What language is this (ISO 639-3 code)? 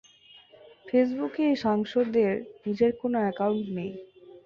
ben